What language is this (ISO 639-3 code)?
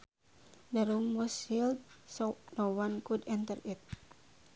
sun